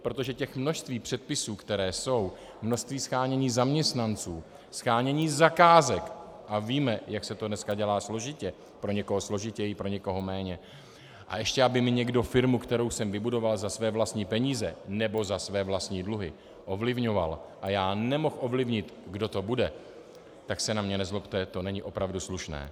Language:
Czech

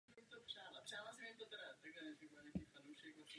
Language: Czech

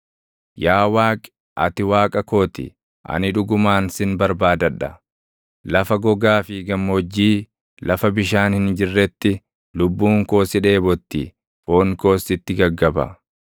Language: Oromo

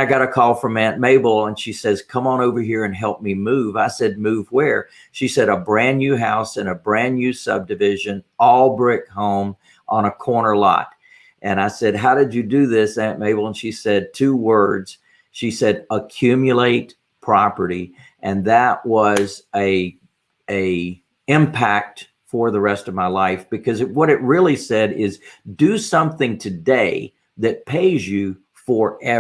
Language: English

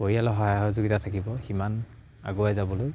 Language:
Assamese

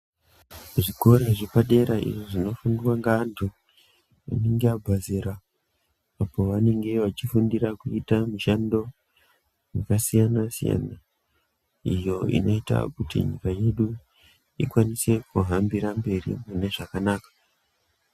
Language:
Ndau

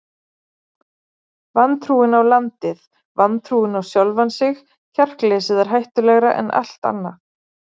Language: Icelandic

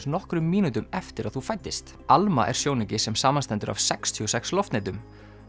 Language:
Icelandic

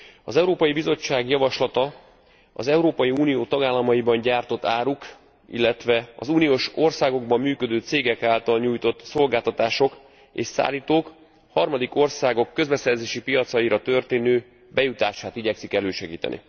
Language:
Hungarian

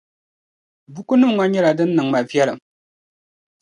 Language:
Dagbani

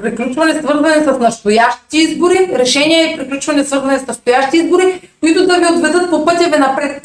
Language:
Bulgarian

